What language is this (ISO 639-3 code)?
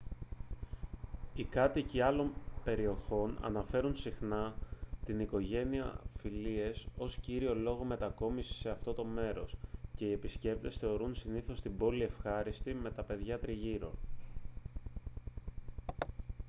ell